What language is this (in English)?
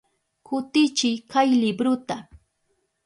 Southern Pastaza Quechua